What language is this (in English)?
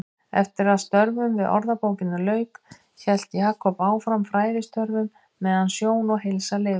Icelandic